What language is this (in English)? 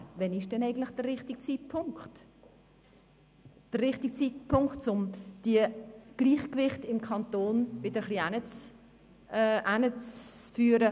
Swiss German